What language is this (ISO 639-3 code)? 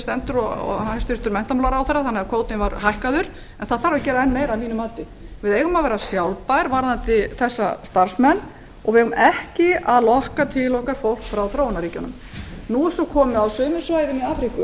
isl